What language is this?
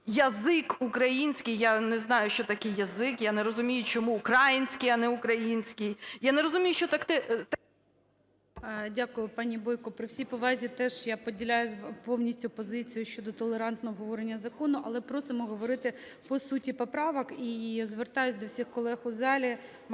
Ukrainian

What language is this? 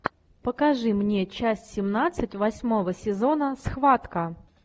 Russian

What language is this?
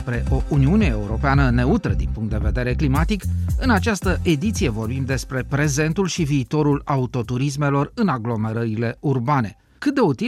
Romanian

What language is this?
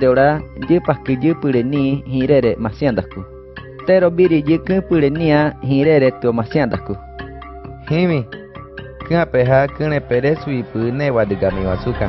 Greek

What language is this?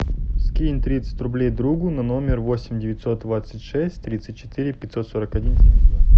Russian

